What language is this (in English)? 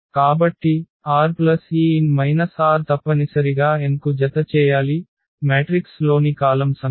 Telugu